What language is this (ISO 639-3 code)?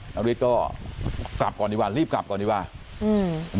tha